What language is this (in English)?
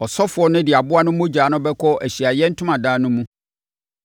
Akan